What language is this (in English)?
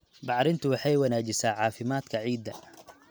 Somali